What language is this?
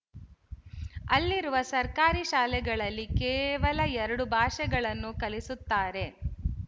Kannada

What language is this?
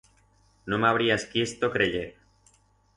Aragonese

